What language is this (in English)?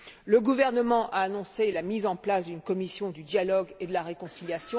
French